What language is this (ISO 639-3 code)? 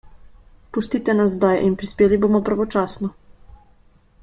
slv